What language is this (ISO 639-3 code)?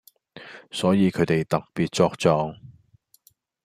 yue